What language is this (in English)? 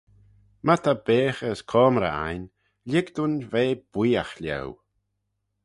Manx